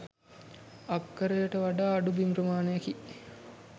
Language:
Sinhala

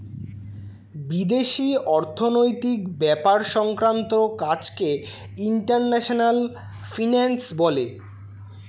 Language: Bangla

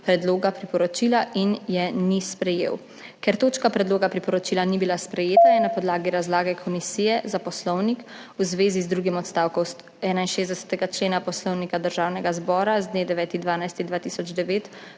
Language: Slovenian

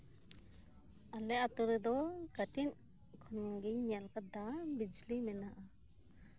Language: Santali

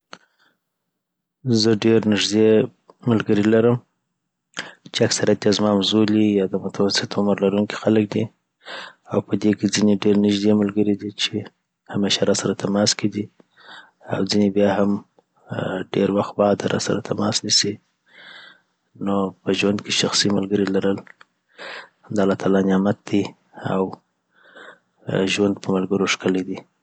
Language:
Southern Pashto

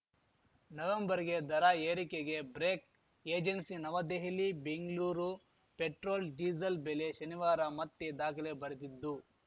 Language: Kannada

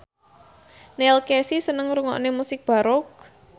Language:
Javanese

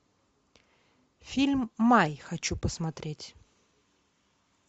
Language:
Russian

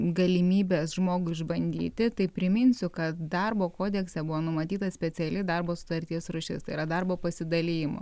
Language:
Lithuanian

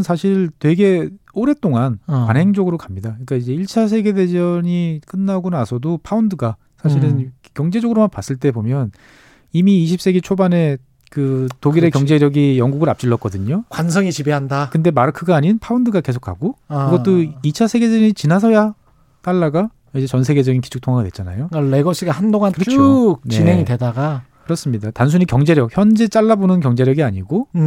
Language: Korean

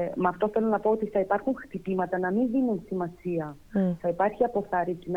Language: Greek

